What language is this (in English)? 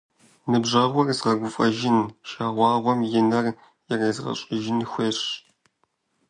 Kabardian